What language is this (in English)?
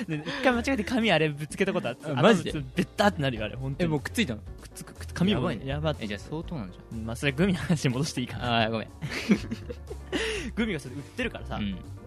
Japanese